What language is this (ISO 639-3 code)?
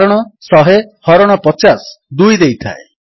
ori